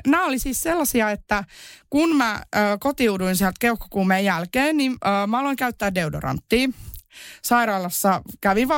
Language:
Finnish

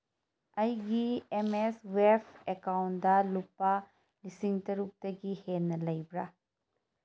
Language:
Manipuri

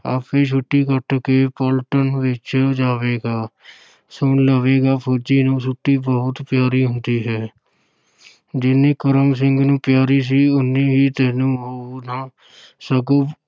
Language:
Punjabi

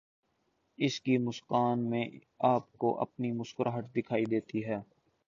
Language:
Urdu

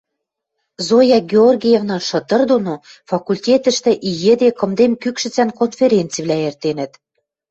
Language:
Western Mari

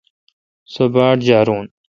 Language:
Kalkoti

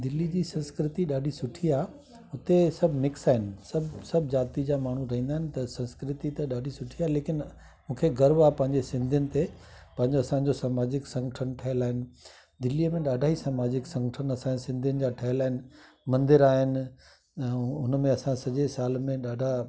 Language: Sindhi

